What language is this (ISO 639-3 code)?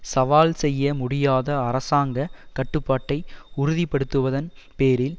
tam